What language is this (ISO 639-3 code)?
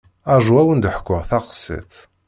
kab